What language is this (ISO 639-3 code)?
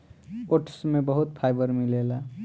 bho